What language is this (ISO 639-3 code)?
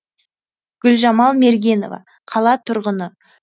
kaz